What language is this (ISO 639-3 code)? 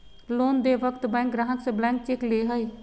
mag